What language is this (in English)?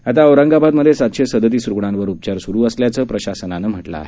Marathi